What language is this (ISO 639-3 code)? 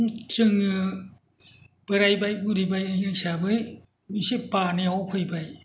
brx